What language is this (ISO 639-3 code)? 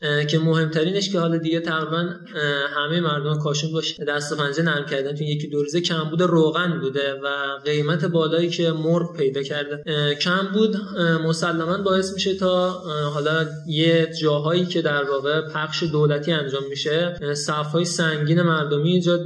fas